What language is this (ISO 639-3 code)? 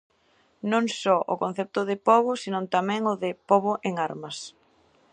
glg